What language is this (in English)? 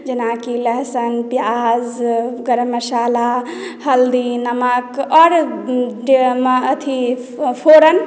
Maithili